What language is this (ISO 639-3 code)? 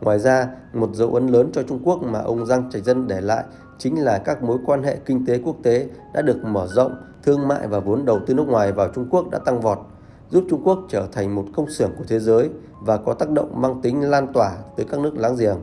vie